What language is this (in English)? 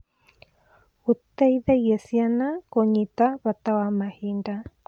Kikuyu